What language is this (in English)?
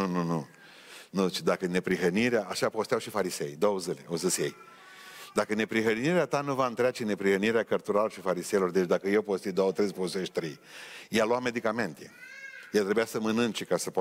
Romanian